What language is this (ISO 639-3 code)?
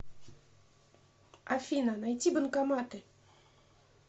rus